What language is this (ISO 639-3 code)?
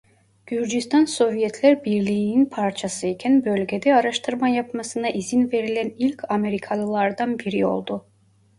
tur